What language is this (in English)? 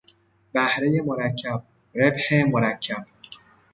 Persian